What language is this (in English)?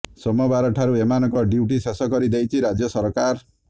Odia